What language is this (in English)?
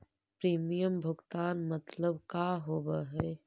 Magahi